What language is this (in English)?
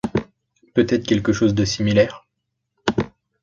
French